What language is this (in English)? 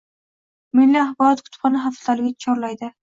Uzbek